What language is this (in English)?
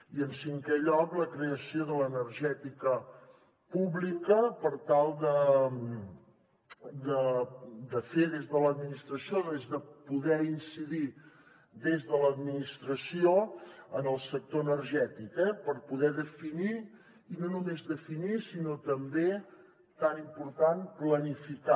Catalan